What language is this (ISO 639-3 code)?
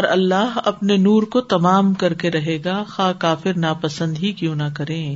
urd